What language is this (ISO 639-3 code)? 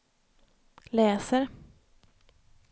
swe